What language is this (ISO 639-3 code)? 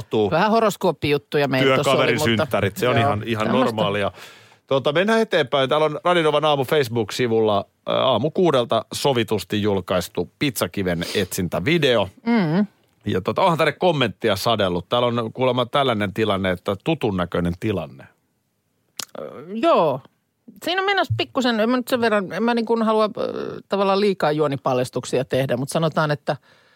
fin